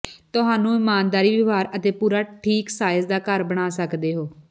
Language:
Punjabi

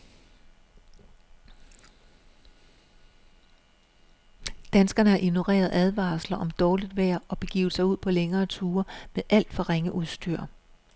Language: Danish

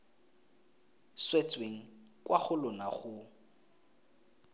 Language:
Tswana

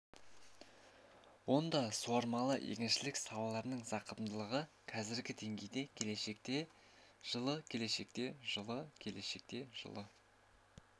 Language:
Kazakh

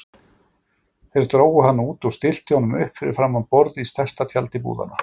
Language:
Icelandic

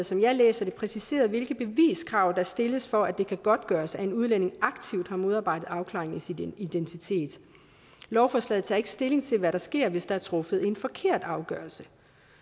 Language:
Danish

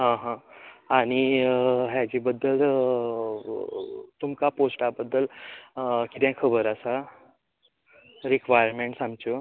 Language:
Konkani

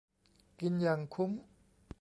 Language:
Thai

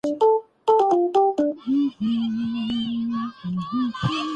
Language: Urdu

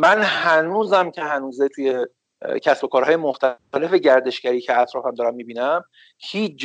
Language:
Persian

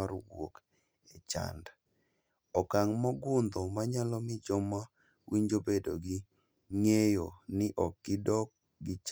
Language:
Luo (Kenya and Tanzania)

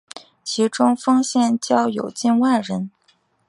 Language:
Chinese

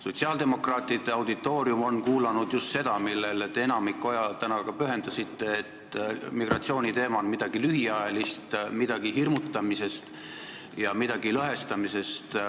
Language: Estonian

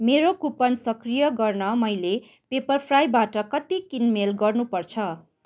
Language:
Nepali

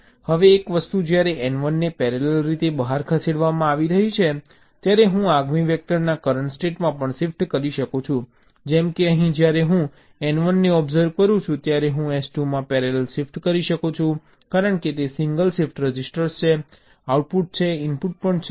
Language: Gujarati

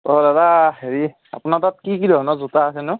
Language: Assamese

